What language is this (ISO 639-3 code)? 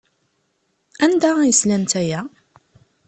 kab